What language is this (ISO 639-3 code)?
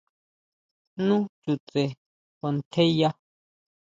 mau